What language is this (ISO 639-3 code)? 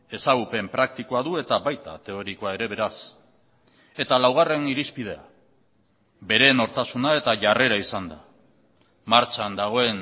eus